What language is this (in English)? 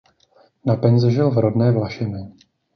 Czech